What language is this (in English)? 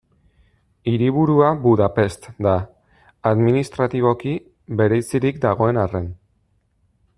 Basque